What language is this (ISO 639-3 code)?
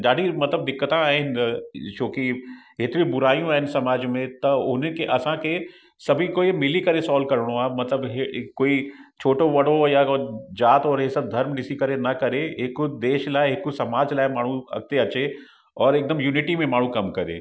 snd